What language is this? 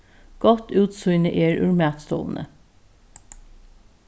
Faroese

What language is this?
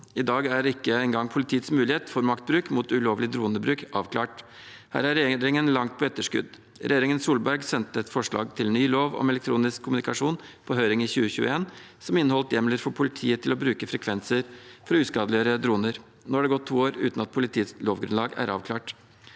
Norwegian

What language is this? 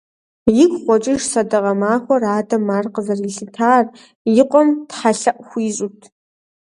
Kabardian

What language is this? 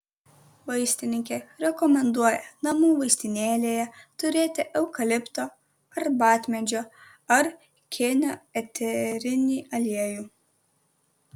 Lithuanian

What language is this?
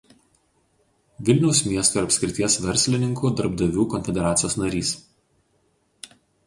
Lithuanian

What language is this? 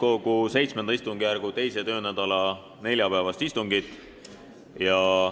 Estonian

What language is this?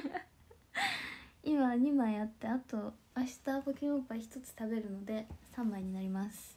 Japanese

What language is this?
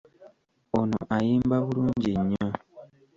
Ganda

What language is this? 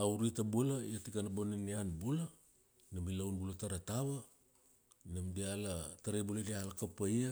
Kuanua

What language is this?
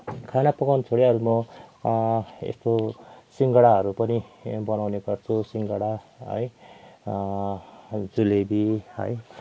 Nepali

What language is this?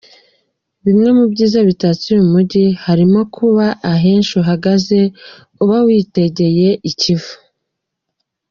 Kinyarwanda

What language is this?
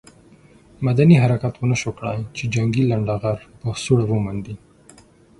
Pashto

